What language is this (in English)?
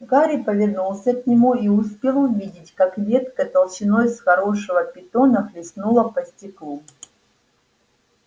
Russian